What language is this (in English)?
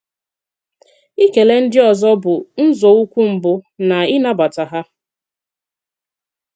Igbo